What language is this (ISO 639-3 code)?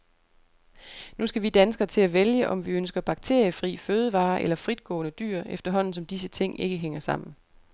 dan